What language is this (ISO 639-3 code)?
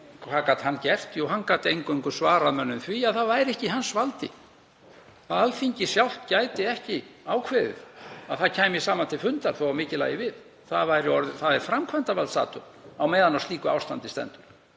isl